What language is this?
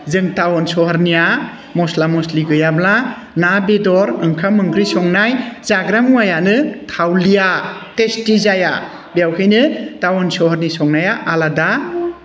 Bodo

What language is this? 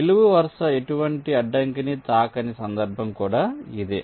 Telugu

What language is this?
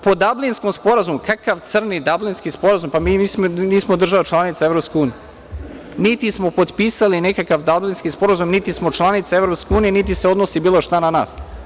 Serbian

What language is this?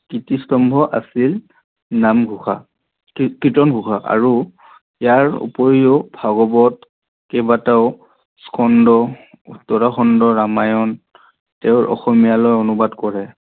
Assamese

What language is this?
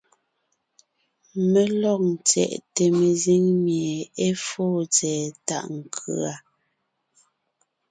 Ngiemboon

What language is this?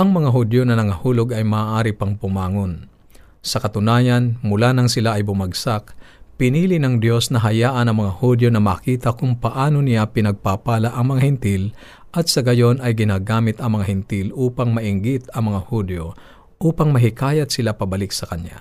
Filipino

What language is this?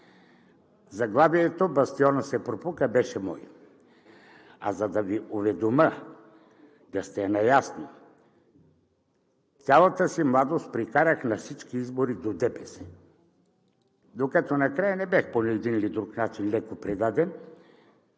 Bulgarian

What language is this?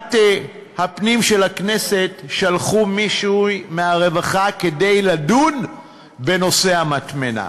Hebrew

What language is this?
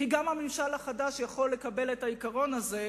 Hebrew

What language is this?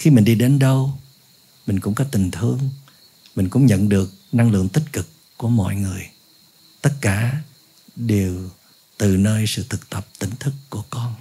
Vietnamese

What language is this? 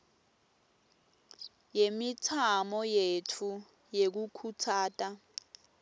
Swati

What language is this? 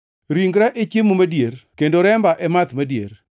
Luo (Kenya and Tanzania)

